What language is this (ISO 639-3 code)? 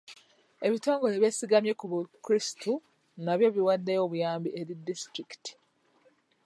lug